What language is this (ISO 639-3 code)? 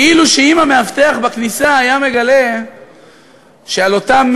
heb